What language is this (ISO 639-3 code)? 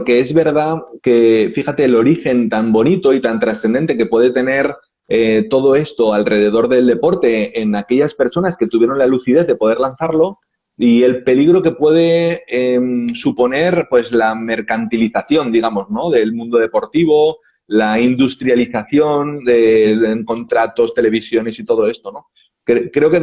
spa